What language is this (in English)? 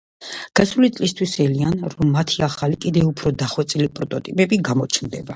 Georgian